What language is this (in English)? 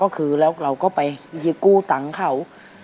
Thai